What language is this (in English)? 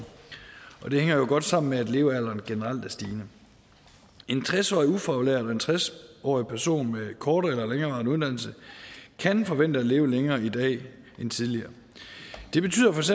Danish